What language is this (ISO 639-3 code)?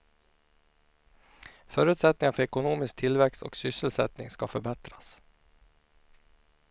swe